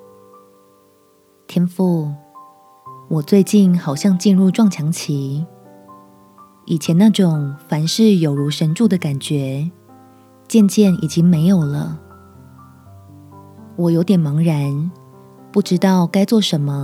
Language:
Chinese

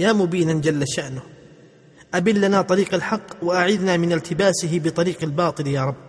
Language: Arabic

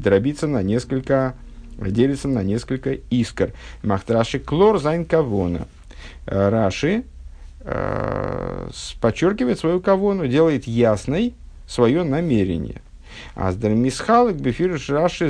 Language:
Russian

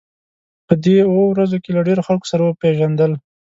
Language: Pashto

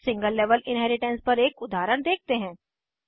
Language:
Hindi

